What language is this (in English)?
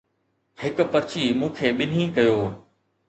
Sindhi